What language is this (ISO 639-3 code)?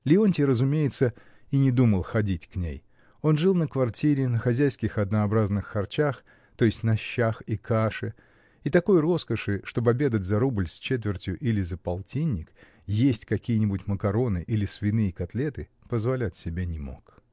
rus